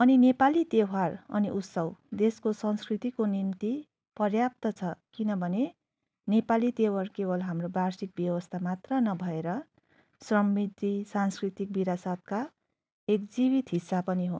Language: Nepali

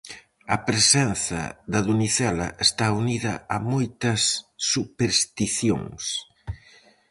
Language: Galician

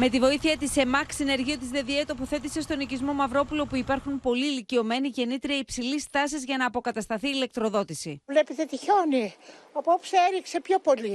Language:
Greek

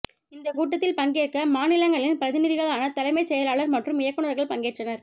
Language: Tamil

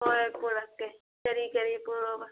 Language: Manipuri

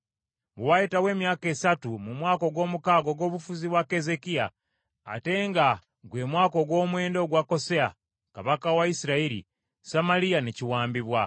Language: Ganda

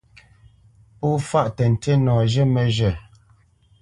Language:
Bamenyam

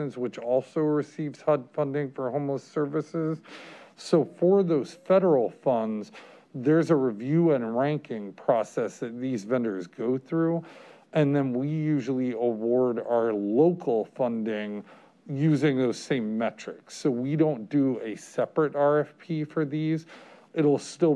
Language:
English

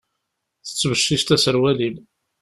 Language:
Kabyle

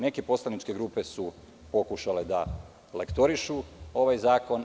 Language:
Serbian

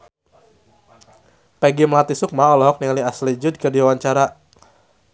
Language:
Sundanese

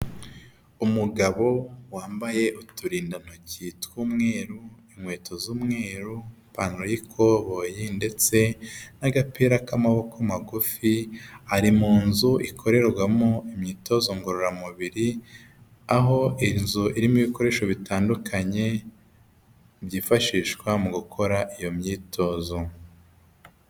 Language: Kinyarwanda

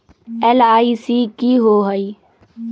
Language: Magahi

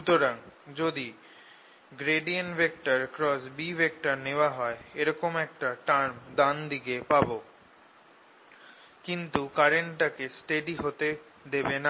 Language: Bangla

